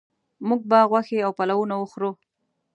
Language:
Pashto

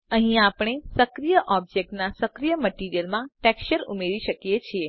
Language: Gujarati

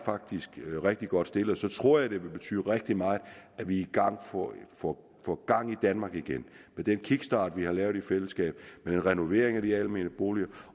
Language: Danish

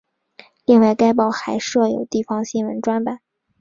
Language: Chinese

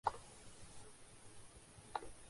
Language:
Urdu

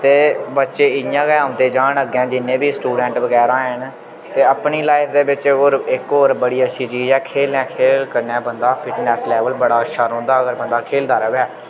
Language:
Dogri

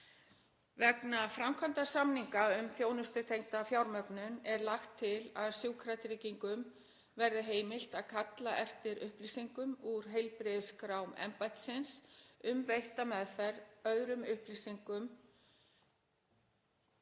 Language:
Icelandic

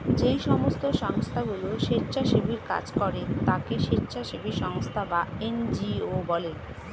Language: Bangla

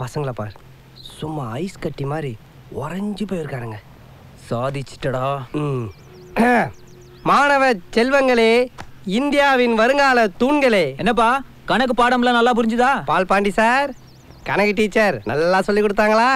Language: Italian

